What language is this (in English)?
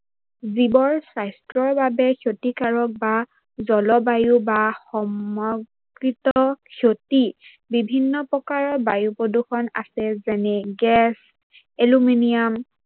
Assamese